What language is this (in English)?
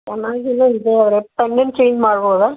Kannada